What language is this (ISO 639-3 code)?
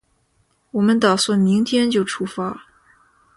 zho